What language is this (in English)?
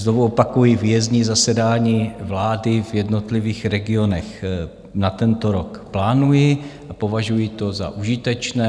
Czech